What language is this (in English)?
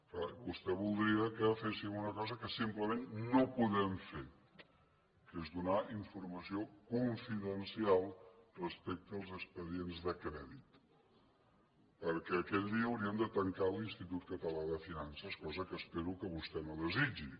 Catalan